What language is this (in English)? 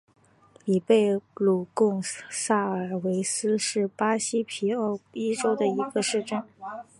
Chinese